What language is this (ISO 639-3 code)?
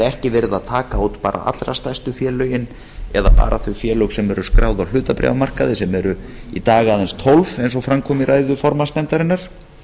isl